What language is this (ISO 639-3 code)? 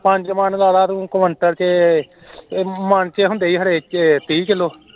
pan